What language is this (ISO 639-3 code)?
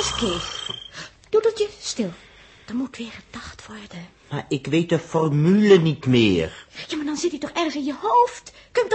nld